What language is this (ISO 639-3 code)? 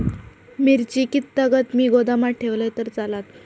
mar